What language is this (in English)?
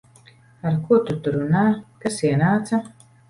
Latvian